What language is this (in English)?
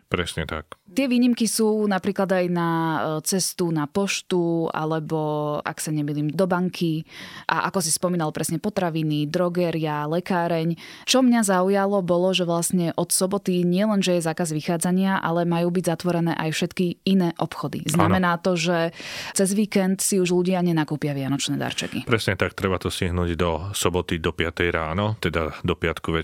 Slovak